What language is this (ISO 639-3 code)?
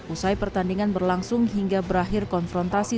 ind